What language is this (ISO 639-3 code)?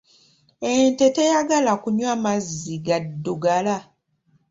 lug